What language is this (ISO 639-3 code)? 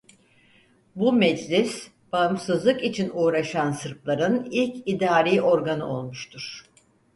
tur